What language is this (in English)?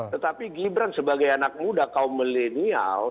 Indonesian